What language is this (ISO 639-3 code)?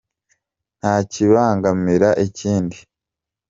kin